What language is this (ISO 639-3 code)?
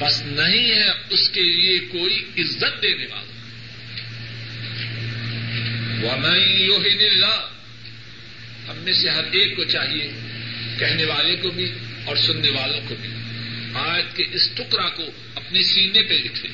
urd